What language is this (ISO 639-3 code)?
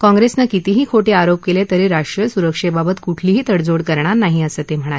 mar